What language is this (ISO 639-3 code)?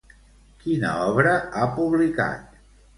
cat